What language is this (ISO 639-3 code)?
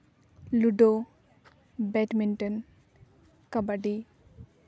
sat